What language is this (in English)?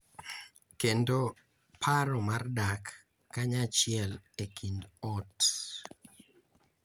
Luo (Kenya and Tanzania)